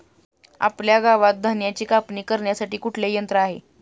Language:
Marathi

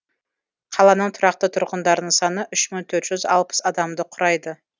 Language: Kazakh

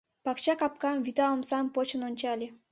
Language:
Mari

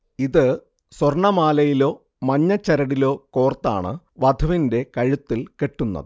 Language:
Malayalam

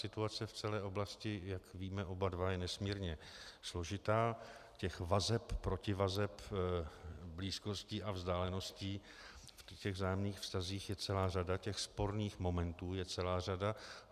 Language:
Czech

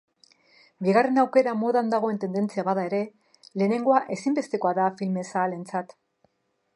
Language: Basque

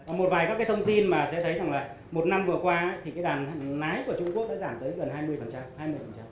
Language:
Vietnamese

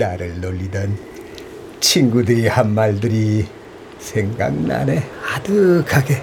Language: Korean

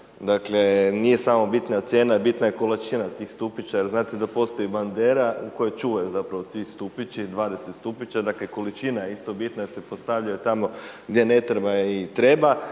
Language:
Croatian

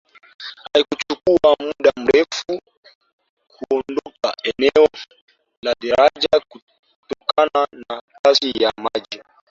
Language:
Swahili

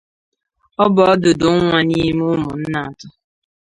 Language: Igbo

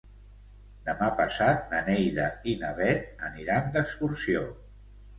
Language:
Catalan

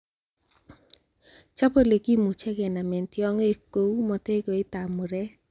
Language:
Kalenjin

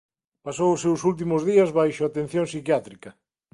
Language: Galician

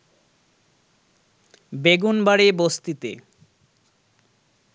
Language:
Bangla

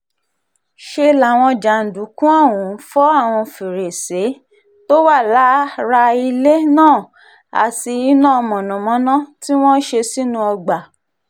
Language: Yoruba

